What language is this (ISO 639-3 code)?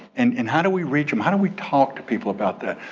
eng